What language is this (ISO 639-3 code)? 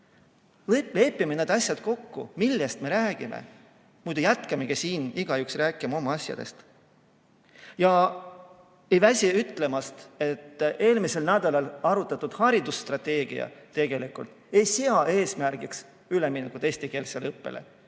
est